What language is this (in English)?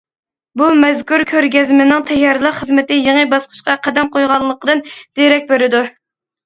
Uyghur